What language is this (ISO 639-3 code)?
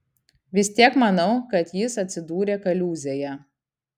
lit